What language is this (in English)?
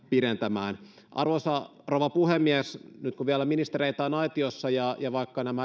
Finnish